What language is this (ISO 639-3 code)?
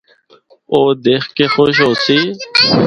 hno